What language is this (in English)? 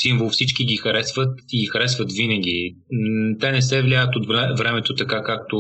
Bulgarian